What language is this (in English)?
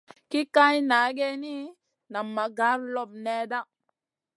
Masana